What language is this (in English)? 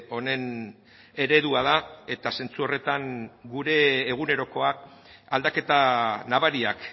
Basque